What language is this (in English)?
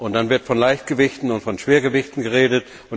German